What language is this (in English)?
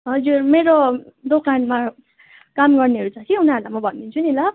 Nepali